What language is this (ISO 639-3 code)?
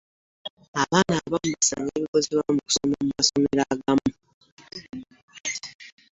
lug